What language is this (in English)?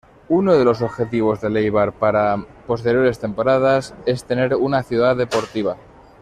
Spanish